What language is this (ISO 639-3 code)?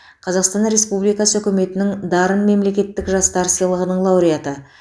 kaz